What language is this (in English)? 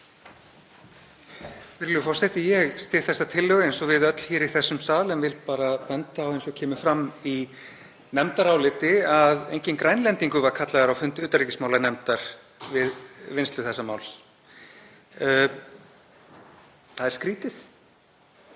Icelandic